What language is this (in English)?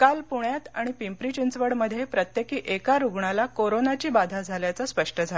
Marathi